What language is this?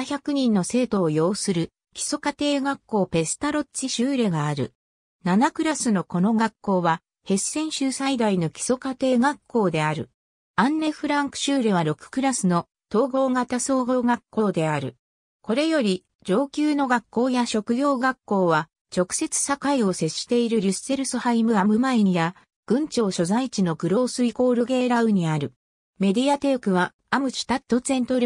Japanese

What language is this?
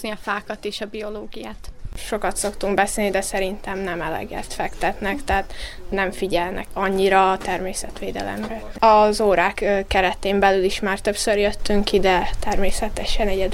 Hungarian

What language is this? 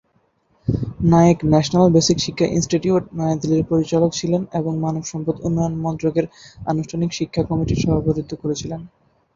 Bangla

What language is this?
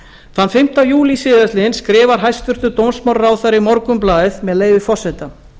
Icelandic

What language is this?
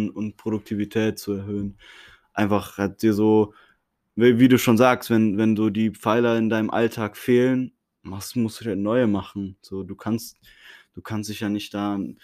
German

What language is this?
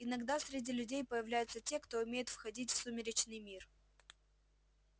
Russian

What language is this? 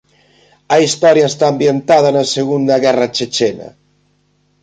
Galician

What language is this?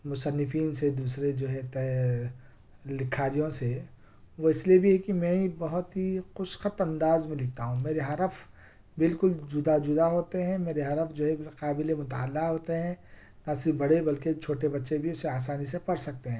Urdu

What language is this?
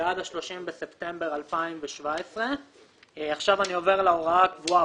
Hebrew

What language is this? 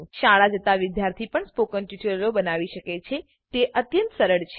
Gujarati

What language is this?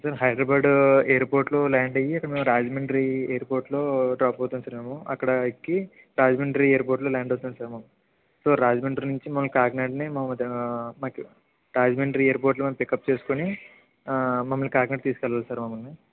Telugu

